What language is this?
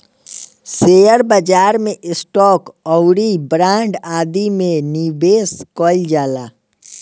Bhojpuri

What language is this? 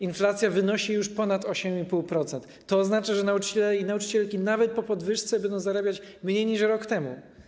Polish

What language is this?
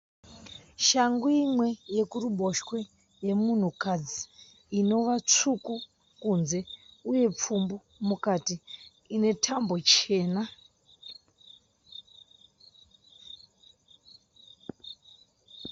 Shona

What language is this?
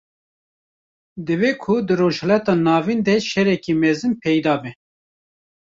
Kurdish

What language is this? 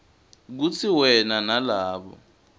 Swati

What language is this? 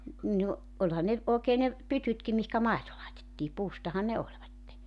Finnish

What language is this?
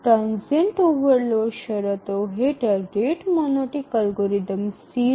Gujarati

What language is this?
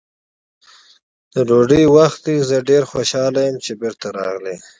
Pashto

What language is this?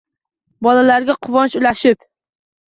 Uzbek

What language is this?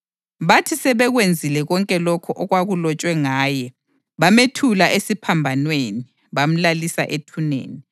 North Ndebele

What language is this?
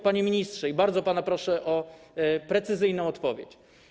Polish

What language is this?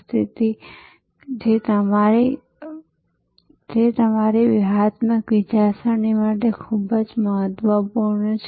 Gujarati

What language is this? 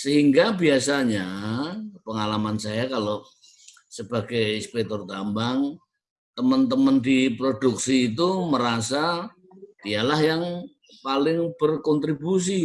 Indonesian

